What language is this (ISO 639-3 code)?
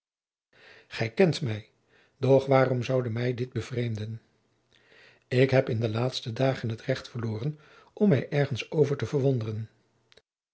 nld